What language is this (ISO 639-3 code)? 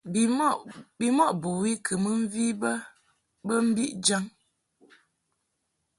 mhk